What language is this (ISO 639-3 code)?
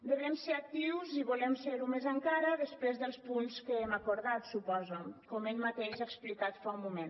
cat